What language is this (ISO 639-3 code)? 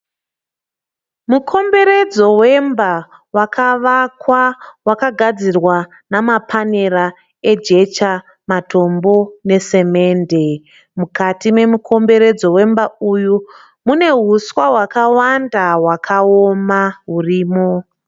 sna